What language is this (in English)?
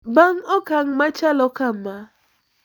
Luo (Kenya and Tanzania)